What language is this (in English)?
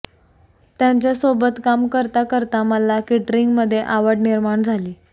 Marathi